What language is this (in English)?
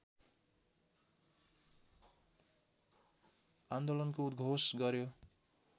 Nepali